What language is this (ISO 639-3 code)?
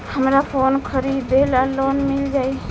bho